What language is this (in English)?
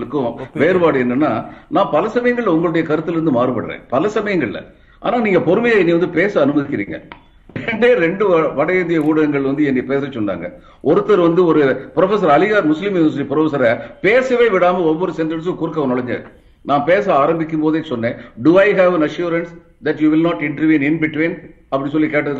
Tamil